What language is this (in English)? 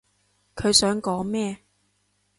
Cantonese